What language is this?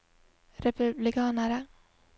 Norwegian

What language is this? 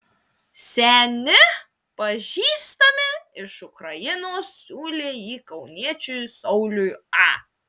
Lithuanian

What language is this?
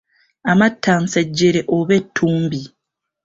Ganda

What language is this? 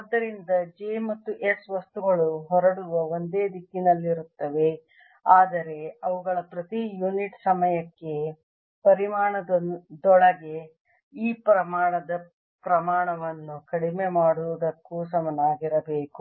Kannada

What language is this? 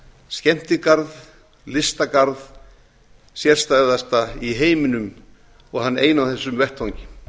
Icelandic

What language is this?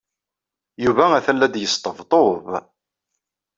Kabyle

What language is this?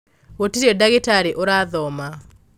Kikuyu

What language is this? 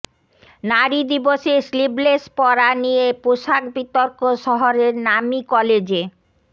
Bangla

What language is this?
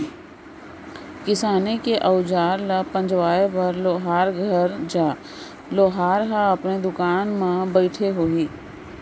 Chhattisgarhi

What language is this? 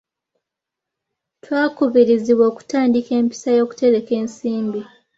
Ganda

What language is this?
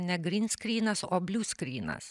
Lithuanian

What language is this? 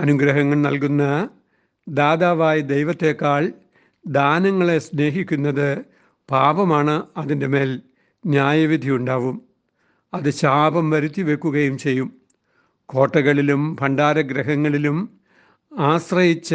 Malayalam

